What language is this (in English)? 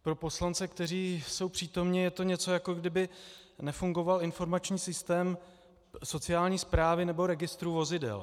Czech